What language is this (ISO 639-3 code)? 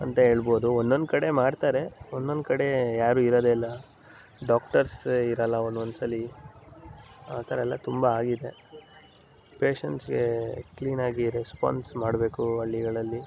kan